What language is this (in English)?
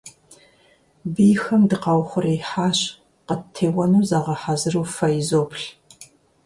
Kabardian